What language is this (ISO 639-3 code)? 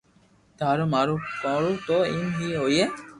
lrk